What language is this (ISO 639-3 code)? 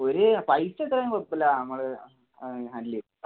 mal